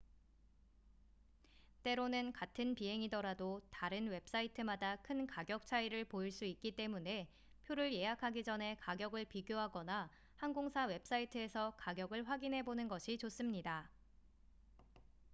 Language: Korean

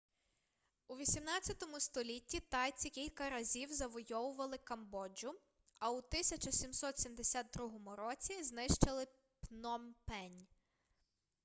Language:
Ukrainian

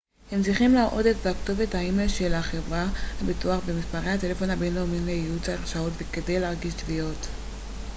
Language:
Hebrew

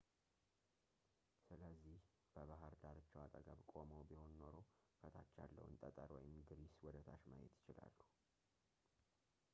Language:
Amharic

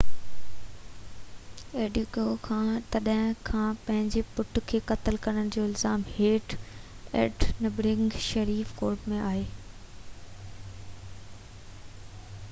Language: Sindhi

